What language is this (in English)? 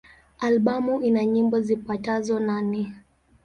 Swahili